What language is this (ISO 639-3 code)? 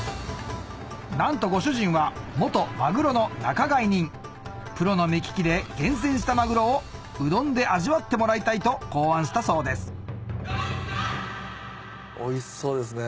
jpn